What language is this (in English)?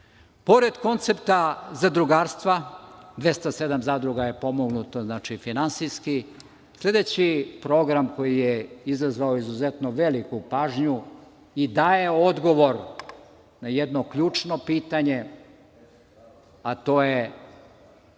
Serbian